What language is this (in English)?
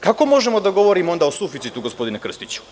Serbian